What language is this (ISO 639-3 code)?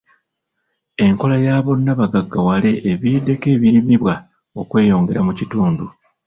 lug